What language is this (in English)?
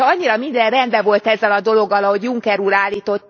Hungarian